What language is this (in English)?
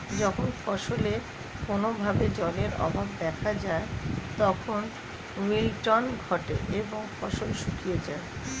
Bangla